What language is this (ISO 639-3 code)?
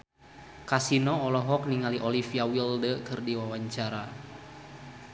sun